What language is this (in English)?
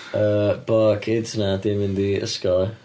Welsh